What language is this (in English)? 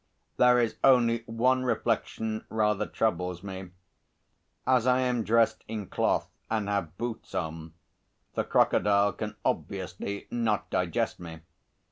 English